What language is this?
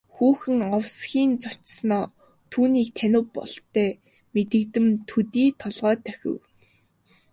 Mongolian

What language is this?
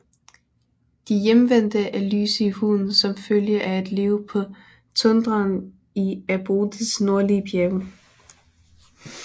Danish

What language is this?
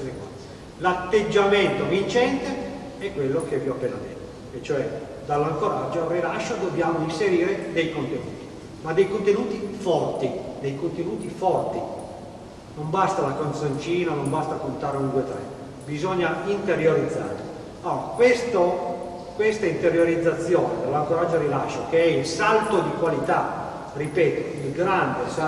Italian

